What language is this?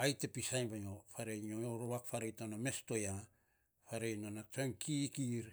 Saposa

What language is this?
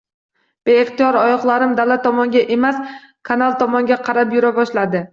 Uzbek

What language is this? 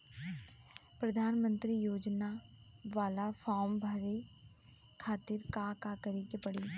Bhojpuri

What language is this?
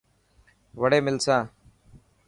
Dhatki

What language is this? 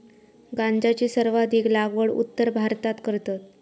Marathi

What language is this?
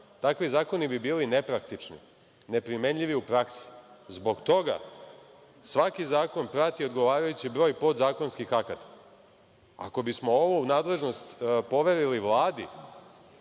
Serbian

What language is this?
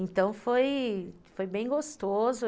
Portuguese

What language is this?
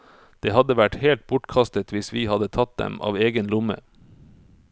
Norwegian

